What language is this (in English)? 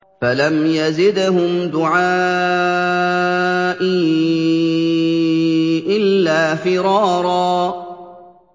Arabic